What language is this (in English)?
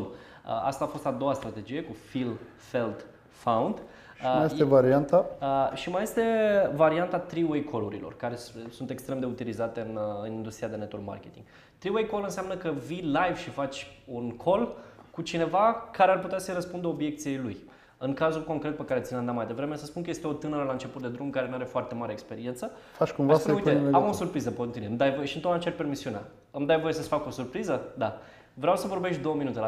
Romanian